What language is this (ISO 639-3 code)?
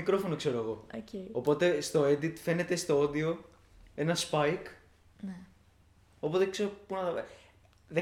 ell